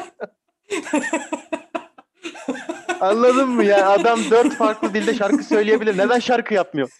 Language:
Turkish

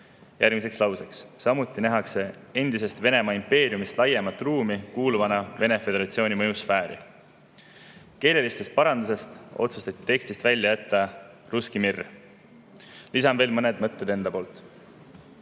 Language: Estonian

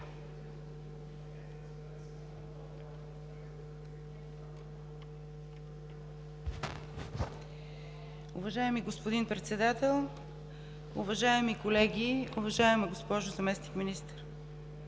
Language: Bulgarian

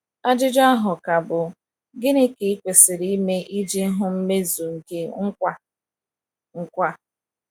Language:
Igbo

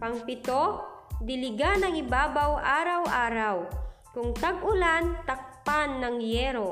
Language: Filipino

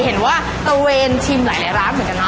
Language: Thai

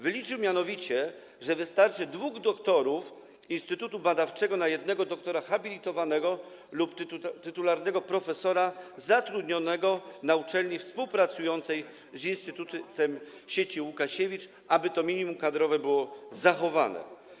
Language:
Polish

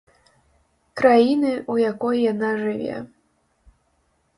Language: Belarusian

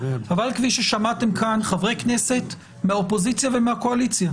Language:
Hebrew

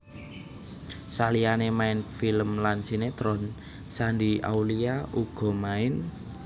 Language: Javanese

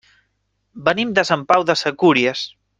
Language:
Catalan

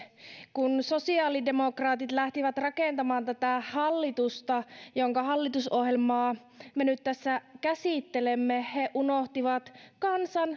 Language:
Finnish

